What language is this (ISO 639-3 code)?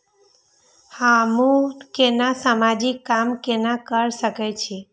mai